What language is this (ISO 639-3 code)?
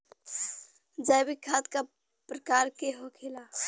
bho